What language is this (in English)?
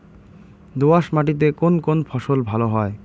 Bangla